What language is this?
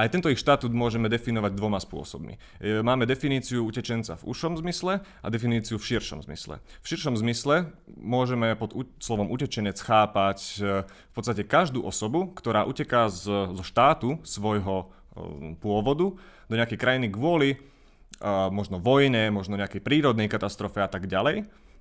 Slovak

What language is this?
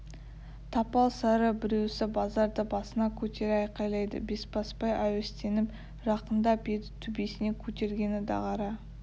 Kazakh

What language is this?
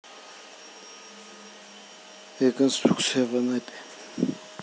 Russian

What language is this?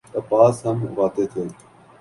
Urdu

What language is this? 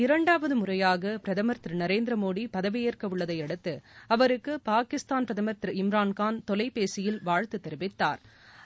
Tamil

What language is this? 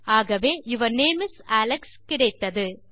Tamil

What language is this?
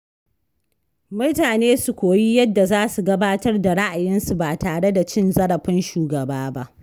Hausa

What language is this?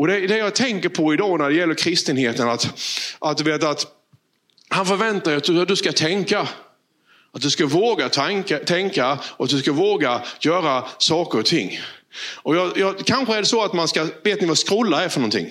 Swedish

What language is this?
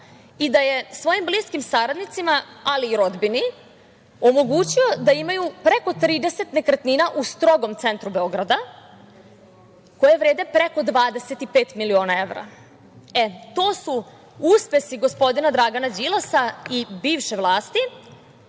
Serbian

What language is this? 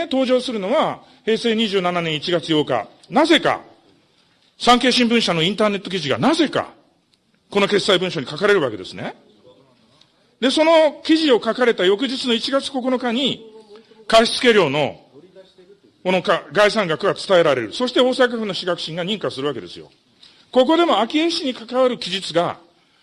Japanese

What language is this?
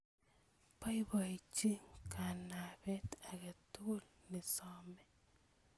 Kalenjin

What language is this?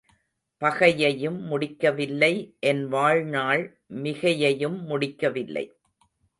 Tamil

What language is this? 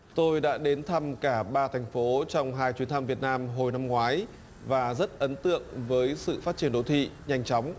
Vietnamese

